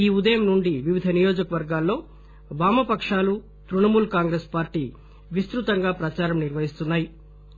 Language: Telugu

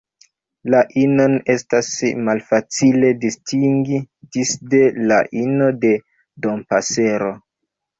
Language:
Esperanto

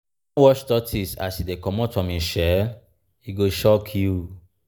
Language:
Nigerian Pidgin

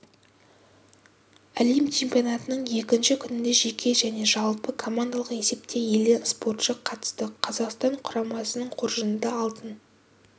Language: Kazakh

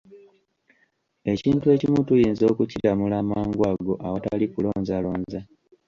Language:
Ganda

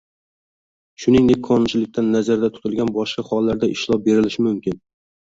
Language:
Uzbek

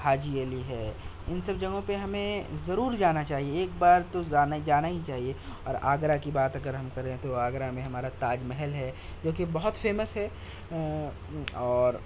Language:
Urdu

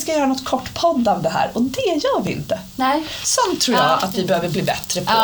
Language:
Swedish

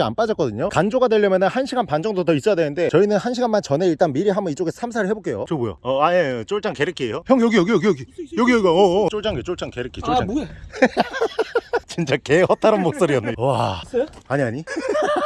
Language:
Korean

